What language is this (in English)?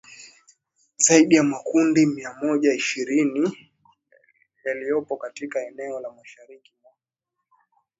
Swahili